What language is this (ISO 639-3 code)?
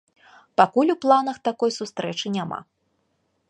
bel